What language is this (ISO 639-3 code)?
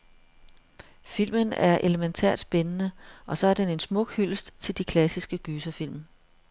dan